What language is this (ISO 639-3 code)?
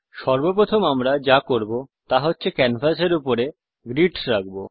ben